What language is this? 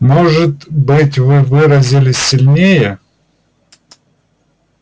Russian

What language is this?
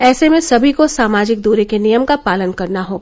Hindi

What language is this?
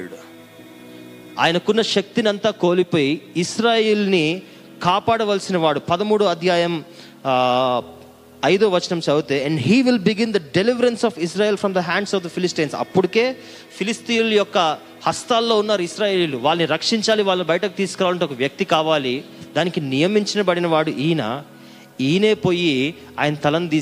Telugu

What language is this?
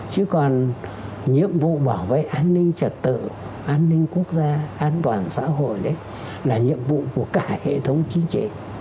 Vietnamese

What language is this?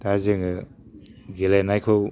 Bodo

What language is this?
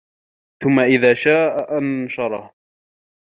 Arabic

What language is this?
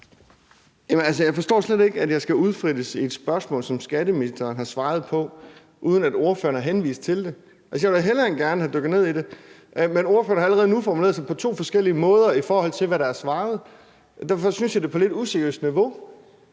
Danish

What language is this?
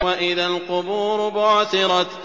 Arabic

